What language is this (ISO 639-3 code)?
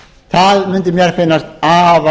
isl